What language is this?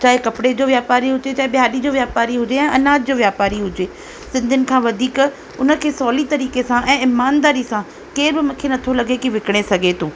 Sindhi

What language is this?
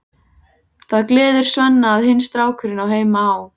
Icelandic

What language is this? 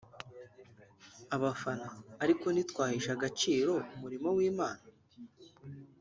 Kinyarwanda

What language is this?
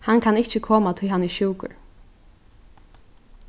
Faroese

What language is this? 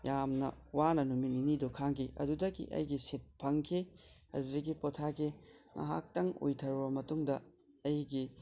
Manipuri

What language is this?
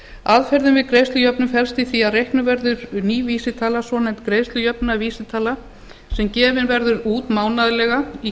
Icelandic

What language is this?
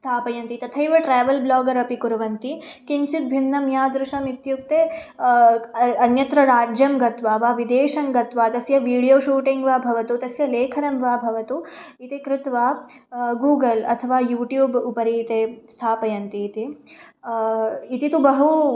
Sanskrit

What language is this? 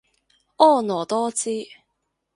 Cantonese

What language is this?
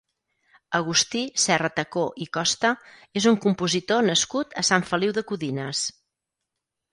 Catalan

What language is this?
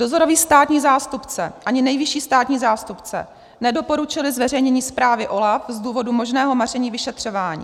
Czech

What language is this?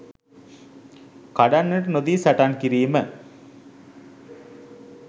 Sinhala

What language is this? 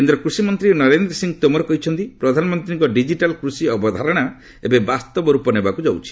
Odia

